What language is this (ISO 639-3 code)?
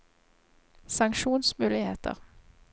nor